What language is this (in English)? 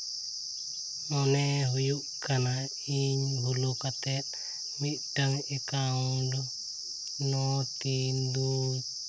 Santali